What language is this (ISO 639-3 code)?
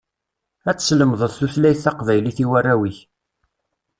kab